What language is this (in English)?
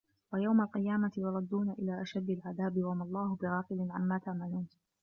Arabic